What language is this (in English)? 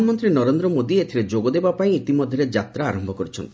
Odia